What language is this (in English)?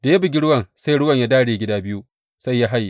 Hausa